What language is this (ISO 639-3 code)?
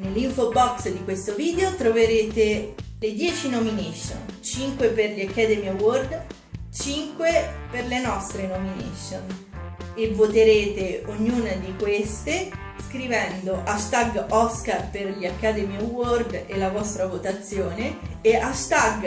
ita